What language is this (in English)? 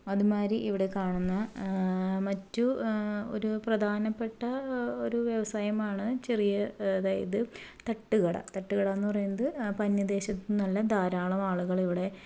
Malayalam